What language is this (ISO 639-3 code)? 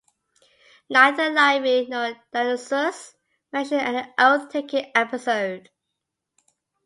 eng